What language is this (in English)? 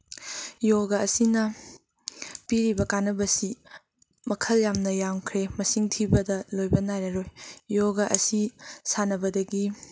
Manipuri